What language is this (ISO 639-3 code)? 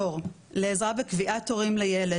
heb